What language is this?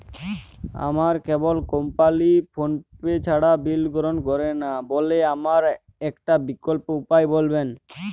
Bangla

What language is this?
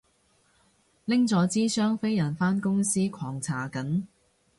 Cantonese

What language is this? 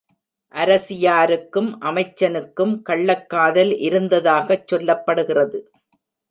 Tamil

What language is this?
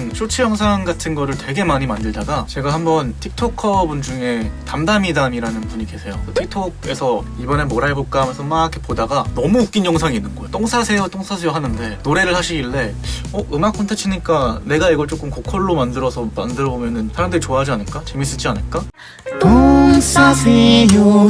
Korean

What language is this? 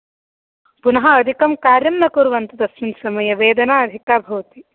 Sanskrit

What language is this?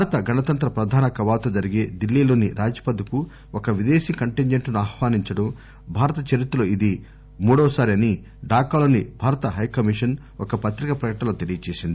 Telugu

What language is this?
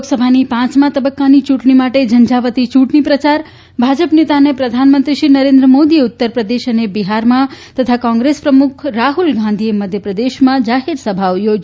Gujarati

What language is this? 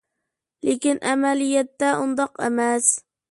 Uyghur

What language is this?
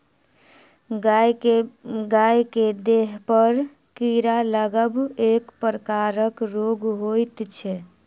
Maithili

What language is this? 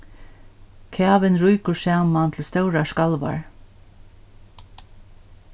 Faroese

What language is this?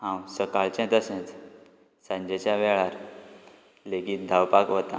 Konkani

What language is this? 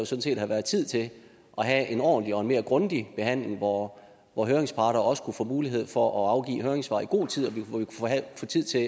Danish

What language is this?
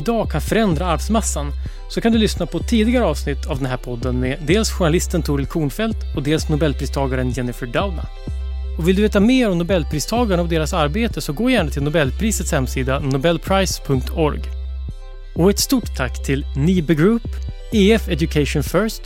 Swedish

